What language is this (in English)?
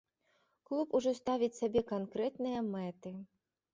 Belarusian